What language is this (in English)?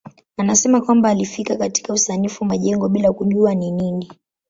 Swahili